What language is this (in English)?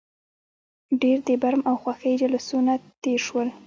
Pashto